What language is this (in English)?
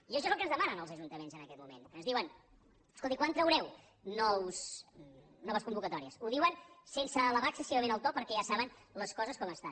Catalan